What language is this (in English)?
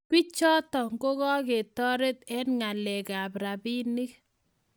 Kalenjin